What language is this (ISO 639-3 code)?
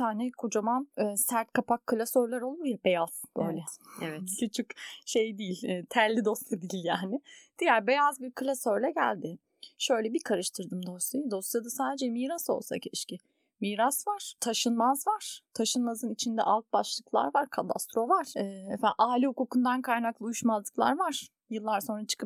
tur